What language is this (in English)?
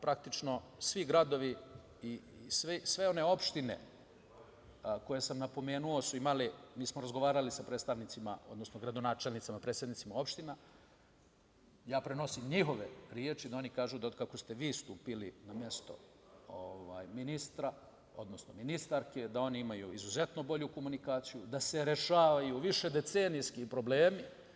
Serbian